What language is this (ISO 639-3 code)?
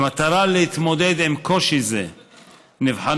heb